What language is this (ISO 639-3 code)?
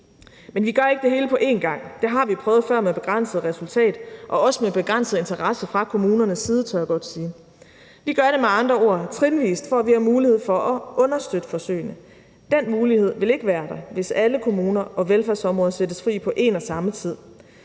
dan